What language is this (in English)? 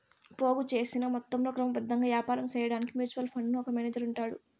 Telugu